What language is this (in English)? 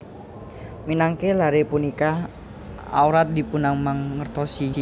Javanese